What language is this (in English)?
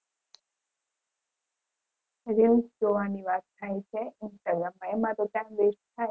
Gujarati